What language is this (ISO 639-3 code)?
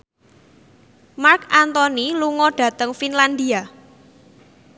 jav